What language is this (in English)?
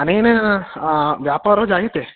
Sanskrit